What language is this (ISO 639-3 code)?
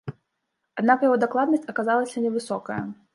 bel